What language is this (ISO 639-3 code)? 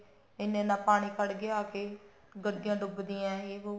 pan